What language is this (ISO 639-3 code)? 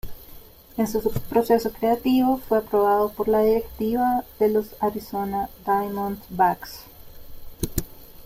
spa